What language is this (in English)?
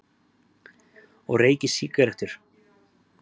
Icelandic